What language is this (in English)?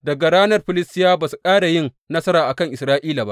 Hausa